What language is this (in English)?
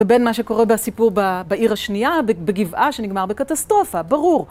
Hebrew